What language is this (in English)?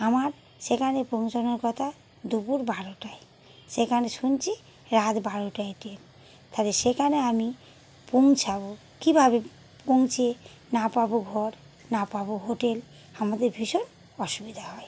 Bangla